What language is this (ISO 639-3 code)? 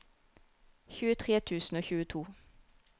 nor